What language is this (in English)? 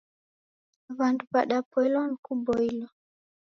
Taita